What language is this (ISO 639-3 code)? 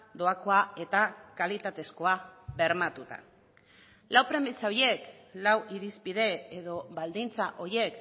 eus